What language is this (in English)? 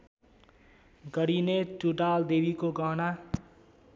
Nepali